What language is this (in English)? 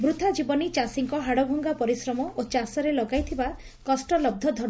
Odia